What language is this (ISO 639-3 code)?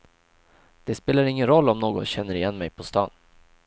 swe